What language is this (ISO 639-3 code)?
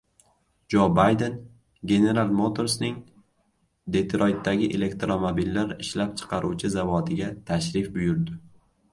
uzb